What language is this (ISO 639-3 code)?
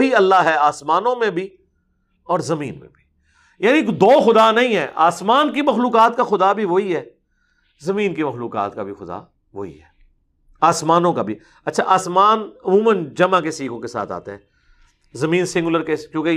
urd